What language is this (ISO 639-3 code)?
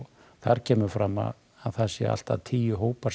isl